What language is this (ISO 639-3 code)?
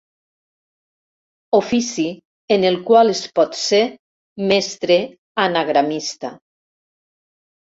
cat